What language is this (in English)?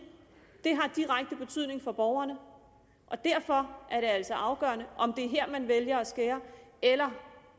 Danish